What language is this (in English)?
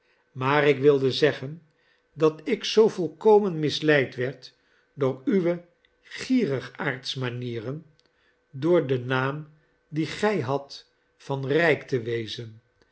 Dutch